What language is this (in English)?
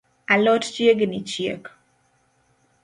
Luo (Kenya and Tanzania)